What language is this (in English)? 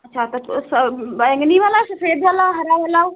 Hindi